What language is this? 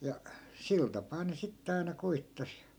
Finnish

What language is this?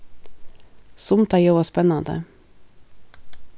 Faroese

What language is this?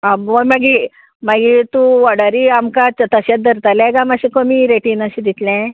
Konkani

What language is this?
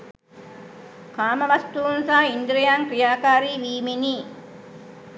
Sinhala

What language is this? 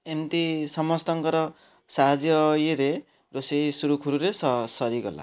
Odia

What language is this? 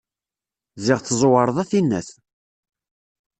Kabyle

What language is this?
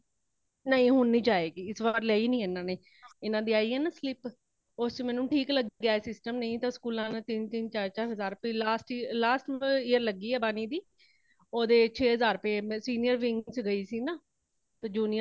Punjabi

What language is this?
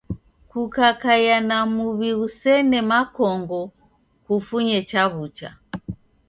Taita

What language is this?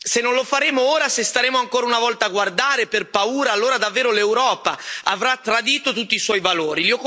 Italian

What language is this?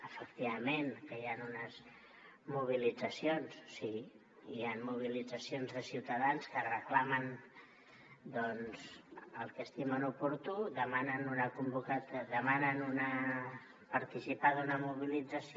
Catalan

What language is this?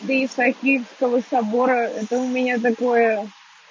Russian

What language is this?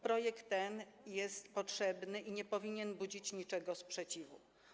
Polish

